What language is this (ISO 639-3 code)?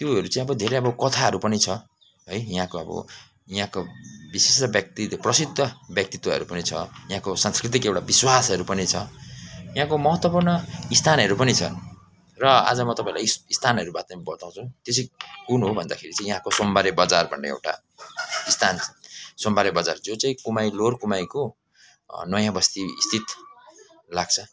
nep